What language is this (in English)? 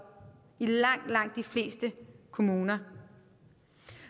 Danish